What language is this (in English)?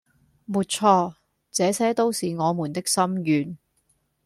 Cantonese